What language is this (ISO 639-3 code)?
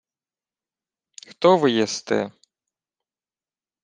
ukr